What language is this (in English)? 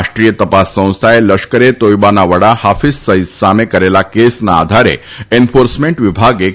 Gujarati